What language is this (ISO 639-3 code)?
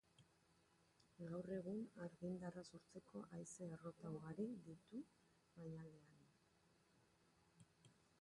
eus